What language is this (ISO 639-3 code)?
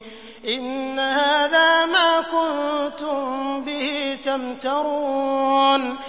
ara